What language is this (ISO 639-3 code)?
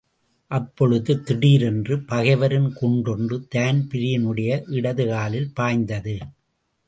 tam